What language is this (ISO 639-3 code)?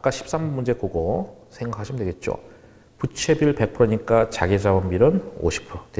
kor